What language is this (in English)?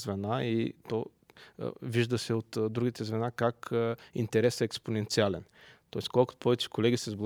Bulgarian